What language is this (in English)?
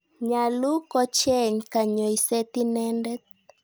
Kalenjin